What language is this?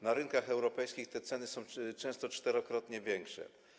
Polish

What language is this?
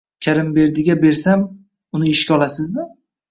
Uzbek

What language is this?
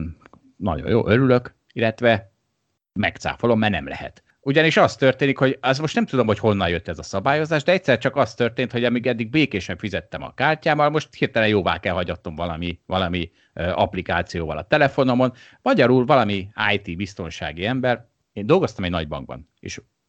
Hungarian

